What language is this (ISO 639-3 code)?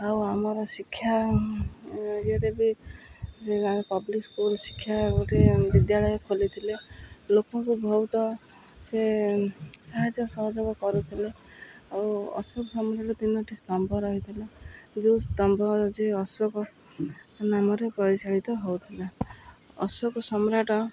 ori